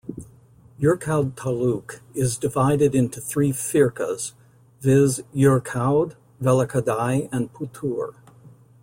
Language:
English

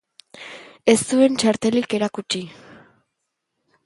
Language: Basque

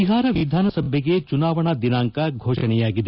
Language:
Kannada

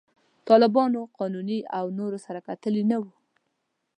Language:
Pashto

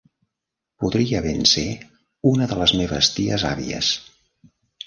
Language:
Catalan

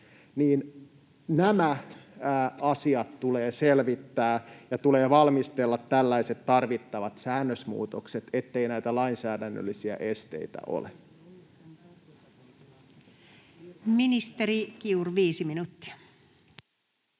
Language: Finnish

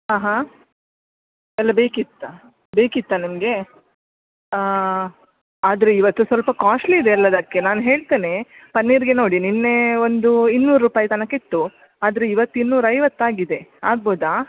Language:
Kannada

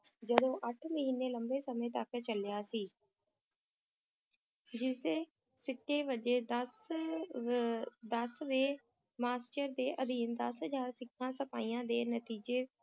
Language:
Punjabi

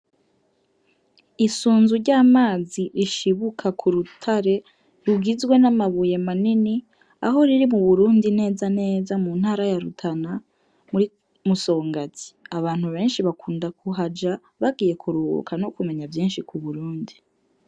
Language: Rundi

